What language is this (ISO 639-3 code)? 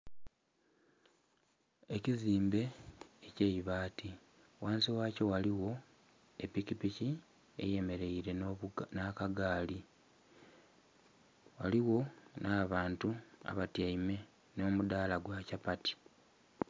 xog